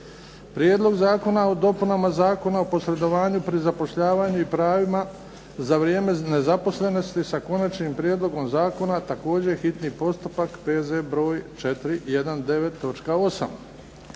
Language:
Croatian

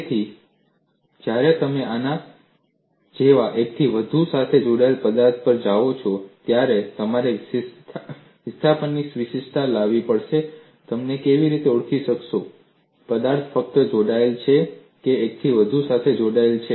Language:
Gujarati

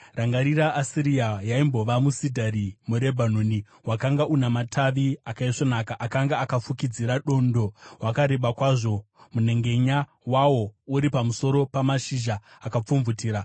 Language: Shona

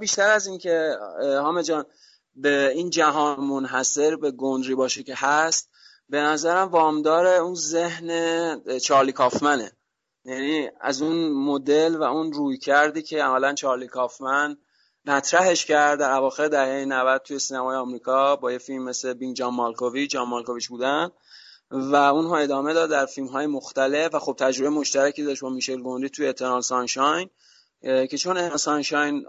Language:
Persian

